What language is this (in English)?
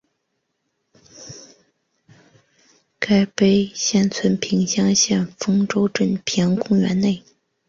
Chinese